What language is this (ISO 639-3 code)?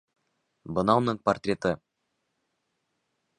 bak